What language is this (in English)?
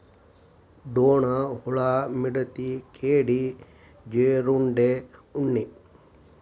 Kannada